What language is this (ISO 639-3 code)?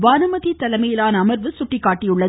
tam